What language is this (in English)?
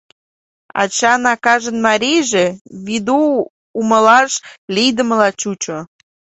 Mari